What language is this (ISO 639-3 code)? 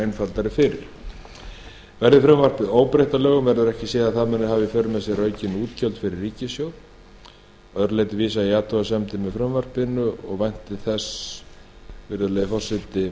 isl